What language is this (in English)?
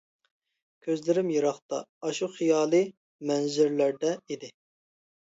Uyghur